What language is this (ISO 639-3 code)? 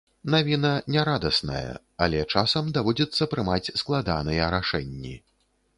bel